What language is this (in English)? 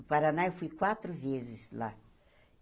Portuguese